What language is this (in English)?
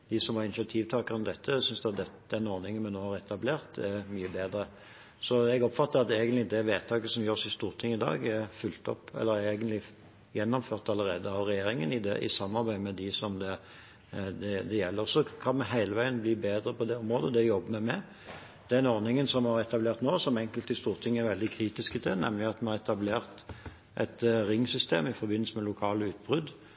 Norwegian Bokmål